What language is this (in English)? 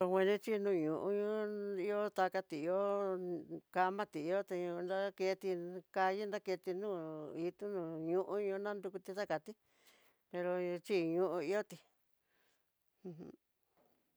Tidaá Mixtec